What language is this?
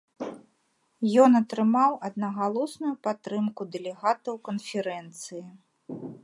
Belarusian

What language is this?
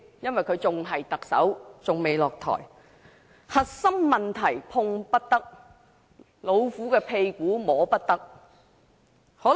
Cantonese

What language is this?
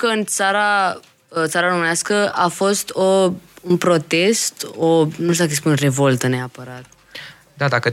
Romanian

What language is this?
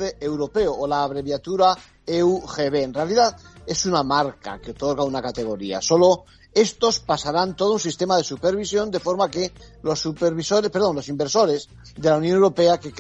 Spanish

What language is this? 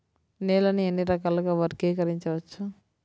Telugu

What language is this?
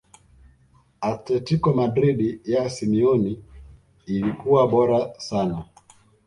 Swahili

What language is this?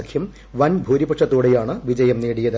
Malayalam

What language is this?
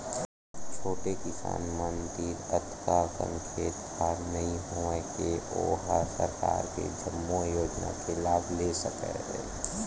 Chhattisgarhi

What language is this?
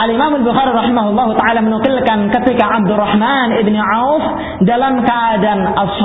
Filipino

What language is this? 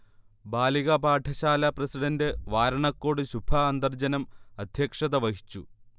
Malayalam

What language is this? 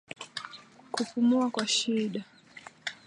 Swahili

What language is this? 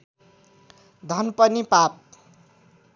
Nepali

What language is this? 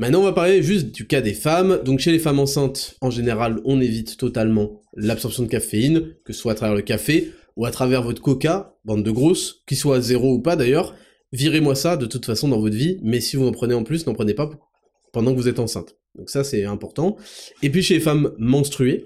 French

